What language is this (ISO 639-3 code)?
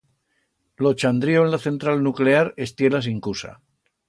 arg